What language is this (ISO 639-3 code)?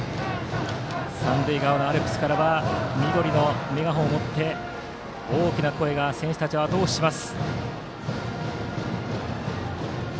jpn